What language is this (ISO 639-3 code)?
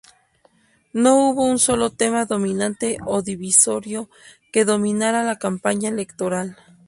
spa